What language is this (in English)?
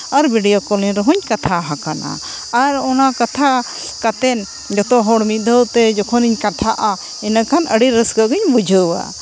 Santali